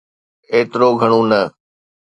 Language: Sindhi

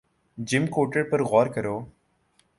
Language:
Urdu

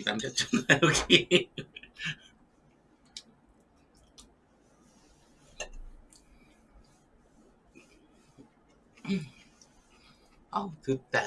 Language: Korean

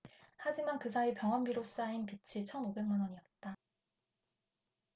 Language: Korean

